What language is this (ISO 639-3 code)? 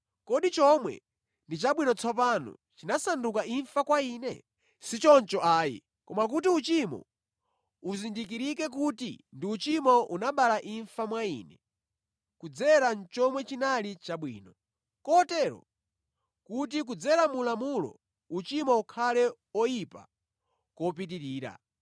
nya